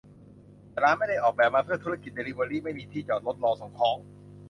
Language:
Thai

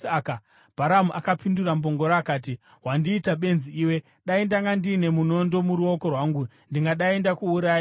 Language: Shona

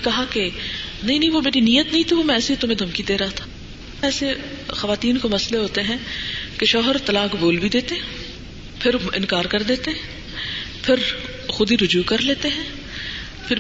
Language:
Urdu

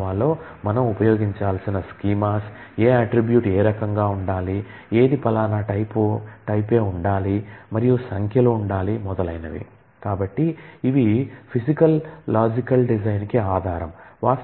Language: Telugu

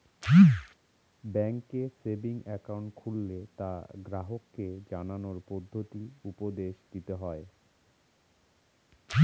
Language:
Bangla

